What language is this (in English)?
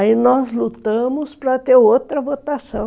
Portuguese